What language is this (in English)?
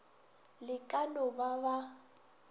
Northern Sotho